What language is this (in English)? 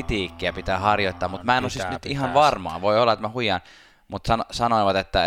Finnish